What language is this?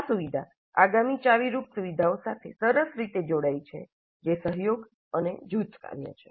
Gujarati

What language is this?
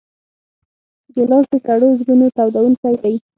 Pashto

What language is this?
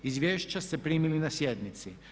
Croatian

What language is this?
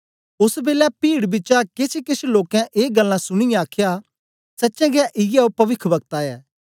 Dogri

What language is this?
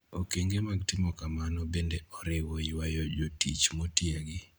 Luo (Kenya and Tanzania)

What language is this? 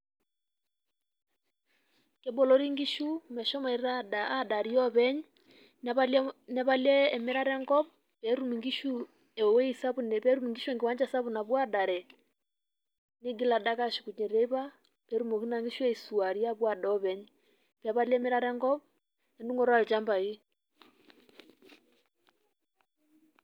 Masai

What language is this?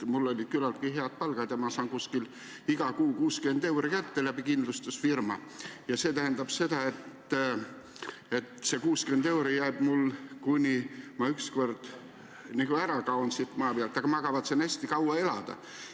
Estonian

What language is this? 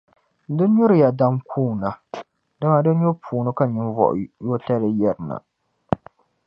Dagbani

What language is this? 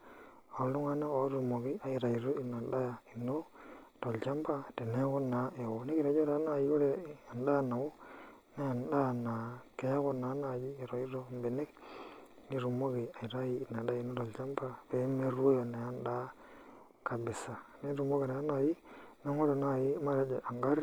Masai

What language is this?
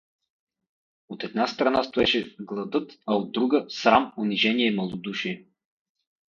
Bulgarian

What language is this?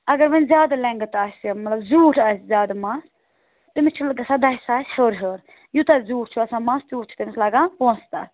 Kashmiri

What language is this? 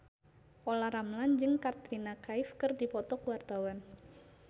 Sundanese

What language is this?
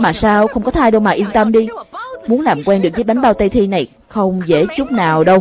Vietnamese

